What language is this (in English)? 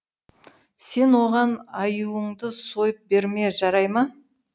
Kazakh